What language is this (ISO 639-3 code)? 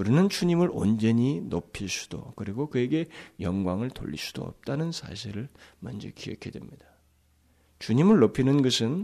kor